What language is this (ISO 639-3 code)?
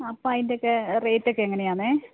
mal